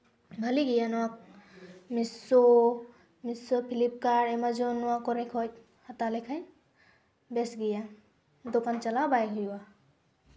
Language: Santali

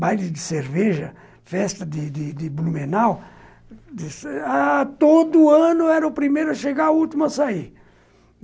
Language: Portuguese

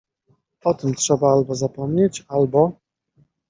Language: Polish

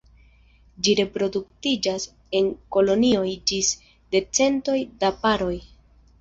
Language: Esperanto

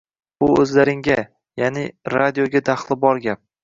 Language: Uzbek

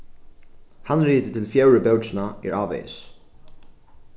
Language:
Faroese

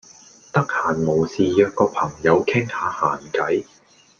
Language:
Cantonese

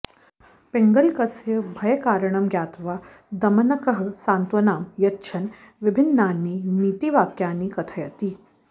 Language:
Sanskrit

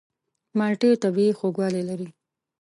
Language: Pashto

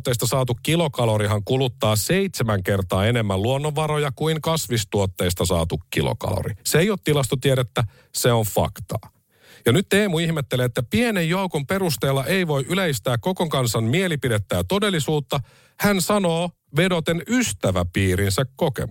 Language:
Finnish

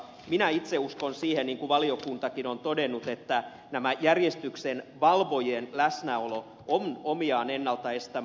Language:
Finnish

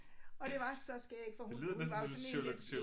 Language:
Danish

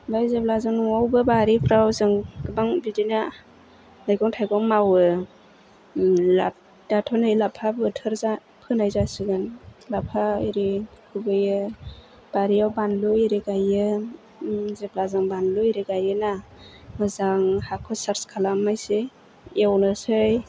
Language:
Bodo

